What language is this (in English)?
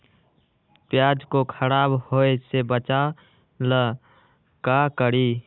Magahi